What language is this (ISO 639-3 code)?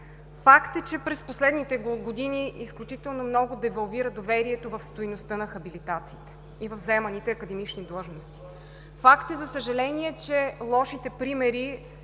bul